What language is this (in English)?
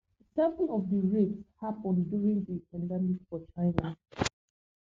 Nigerian Pidgin